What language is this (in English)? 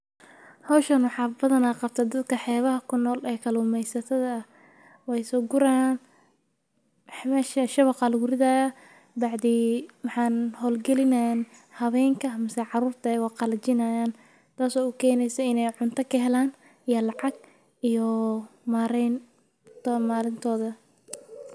Somali